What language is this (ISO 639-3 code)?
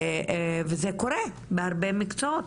heb